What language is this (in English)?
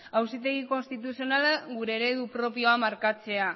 Basque